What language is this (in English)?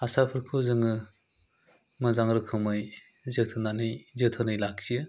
Bodo